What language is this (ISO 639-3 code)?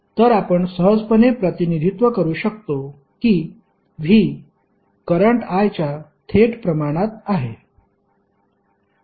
mar